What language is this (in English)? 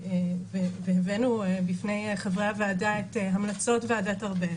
Hebrew